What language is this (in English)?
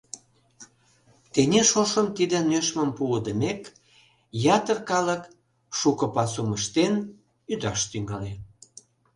Mari